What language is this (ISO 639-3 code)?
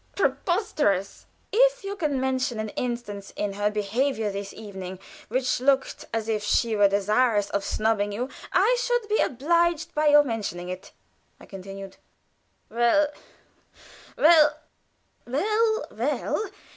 eng